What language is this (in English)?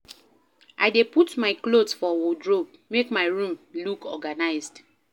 Nigerian Pidgin